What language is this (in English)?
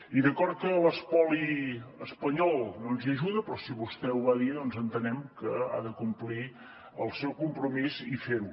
Catalan